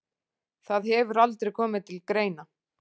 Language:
Icelandic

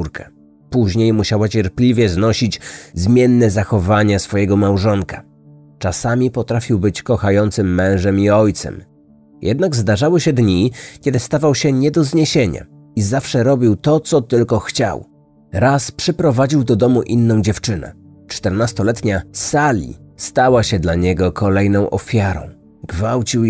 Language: Polish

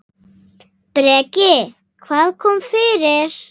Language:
Icelandic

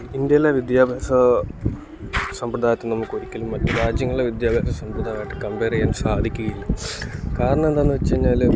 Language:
Malayalam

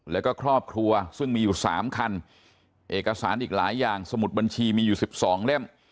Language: Thai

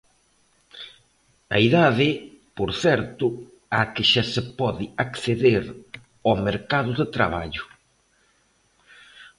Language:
Galician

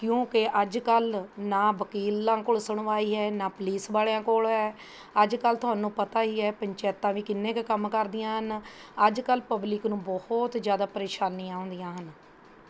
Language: Punjabi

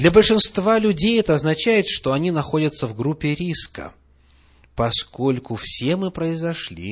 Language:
Russian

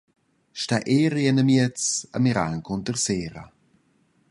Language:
Romansh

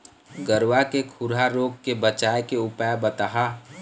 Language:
Chhattisgarhi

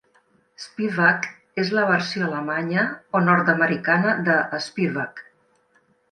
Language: Catalan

